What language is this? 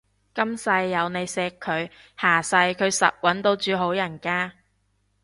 Cantonese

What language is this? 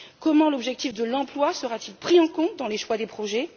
French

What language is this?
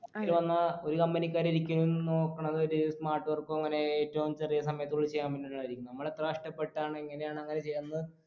Malayalam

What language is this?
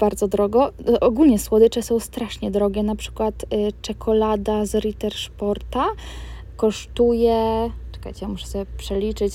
Polish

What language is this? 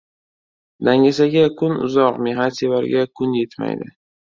Uzbek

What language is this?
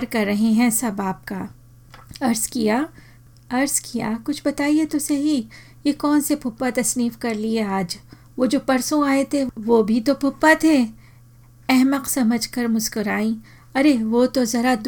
Hindi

